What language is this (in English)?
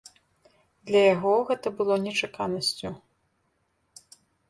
Belarusian